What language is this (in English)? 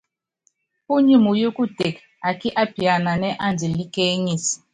Yangben